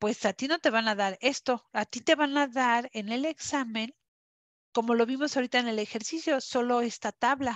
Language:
Spanish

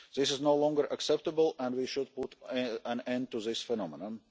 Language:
English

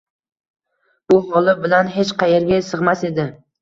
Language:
Uzbek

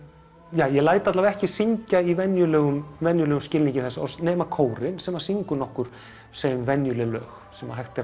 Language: Icelandic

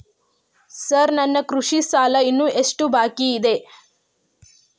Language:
Kannada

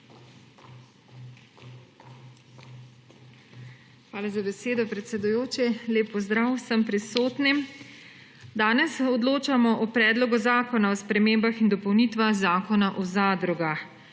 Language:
Slovenian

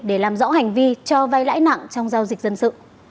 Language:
Vietnamese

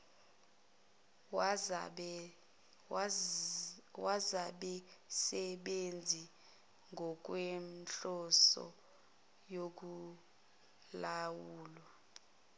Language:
Zulu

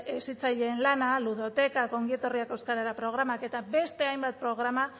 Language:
Basque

